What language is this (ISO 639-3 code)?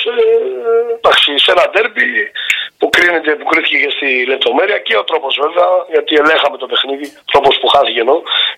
ell